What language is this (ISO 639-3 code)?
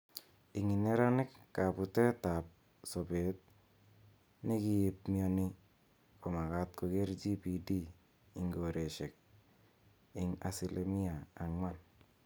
kln